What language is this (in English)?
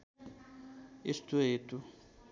Nepali